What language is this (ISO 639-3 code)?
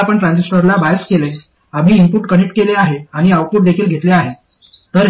mar